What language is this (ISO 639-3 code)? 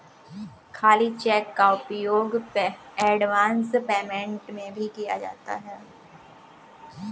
hin